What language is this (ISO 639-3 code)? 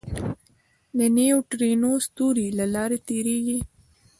pus